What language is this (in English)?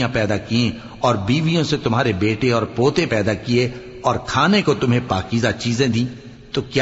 Urdu